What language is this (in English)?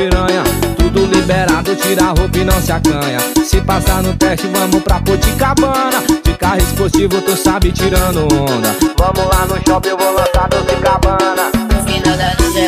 Portuguese